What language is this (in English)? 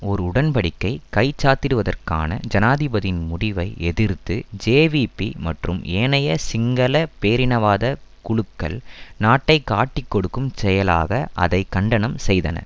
Tamil